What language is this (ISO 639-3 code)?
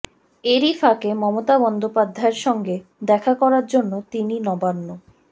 ben